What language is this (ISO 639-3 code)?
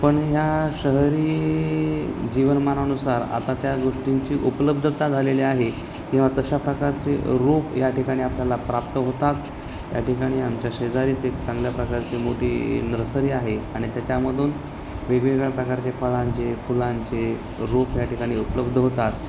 mar